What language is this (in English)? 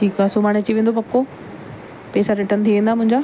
Sindhi